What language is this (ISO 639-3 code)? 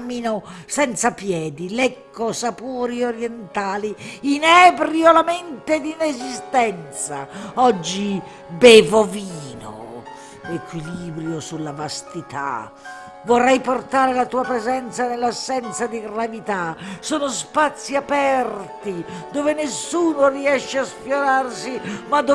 ita